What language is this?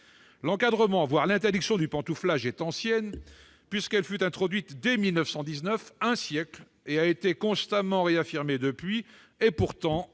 French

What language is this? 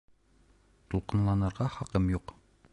Bashkir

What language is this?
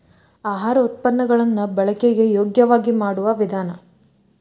Kannada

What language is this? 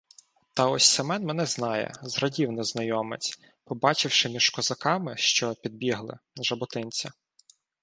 Ukrainian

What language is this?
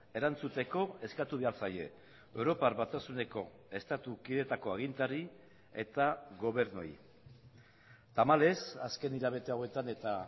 Basque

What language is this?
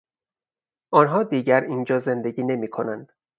Persian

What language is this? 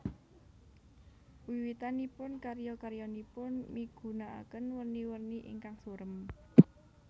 Javanese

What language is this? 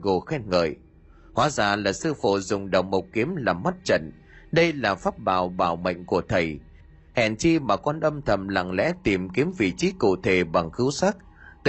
Vietnamese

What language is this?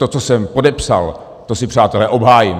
Czech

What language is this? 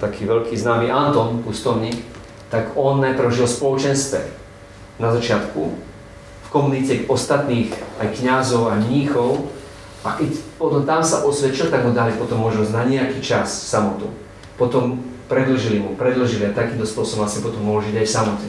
Slovak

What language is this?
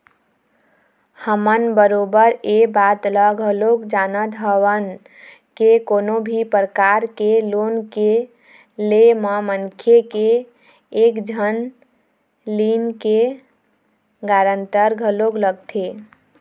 Chhattisgarhi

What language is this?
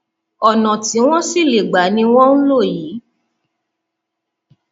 Yoruba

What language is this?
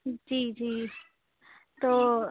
Urdu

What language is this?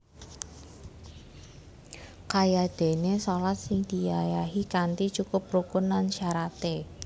Javanese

